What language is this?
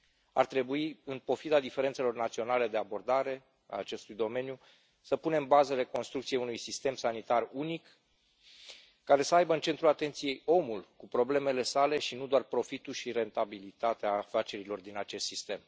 Romanian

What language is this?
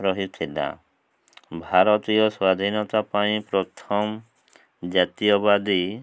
Odia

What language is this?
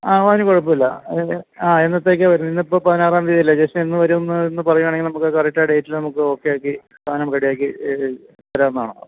Malayalam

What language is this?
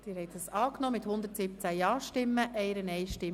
Swiss German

